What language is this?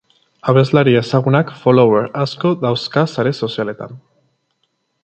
Basque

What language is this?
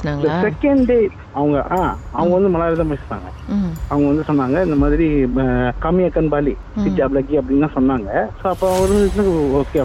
Tamil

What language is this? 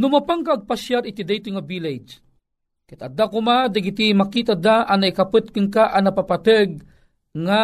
Filipino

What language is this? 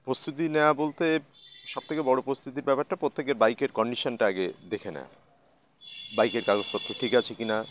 Bangla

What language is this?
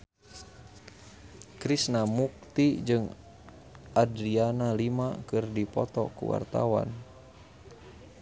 Sundanese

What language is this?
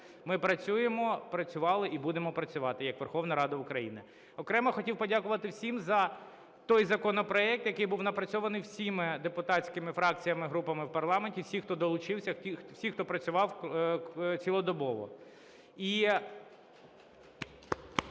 Ukrainian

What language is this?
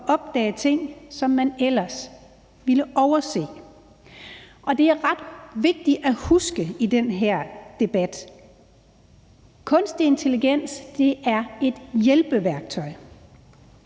Danish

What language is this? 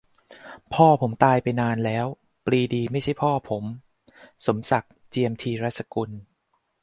Thai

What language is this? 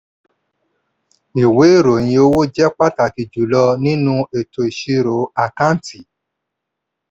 Yoruba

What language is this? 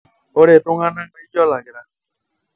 Masai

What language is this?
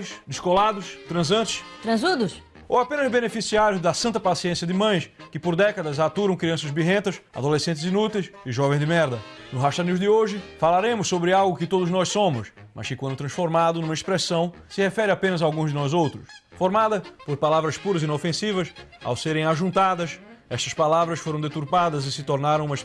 Portuguese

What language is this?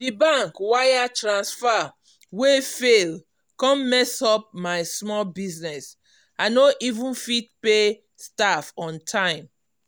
Nigerian Pidgin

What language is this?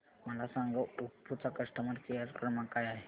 Marathi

